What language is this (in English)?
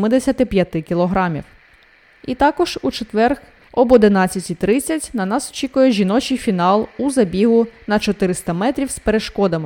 Ukrainian